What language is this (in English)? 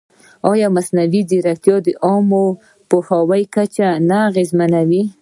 Pashto